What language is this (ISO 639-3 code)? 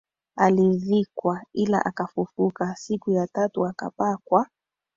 swa